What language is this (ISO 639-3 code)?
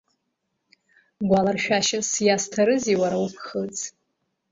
abk